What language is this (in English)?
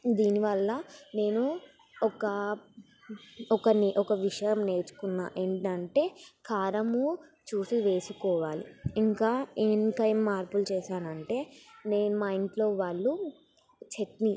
Telugu